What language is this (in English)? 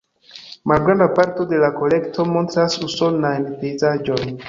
Esperanto